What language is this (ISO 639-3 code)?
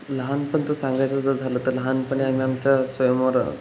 mar